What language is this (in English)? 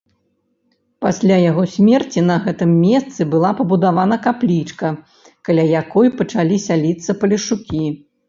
Belarusian